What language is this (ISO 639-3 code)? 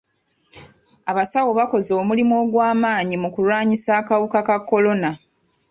lug